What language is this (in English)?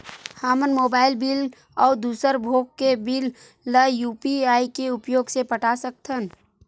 Chhattisgarhi